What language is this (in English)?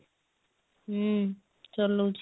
Odia